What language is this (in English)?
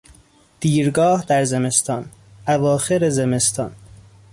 Persian